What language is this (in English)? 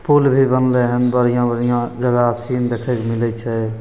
Maithili